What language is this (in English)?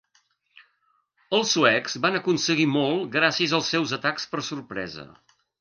Catalan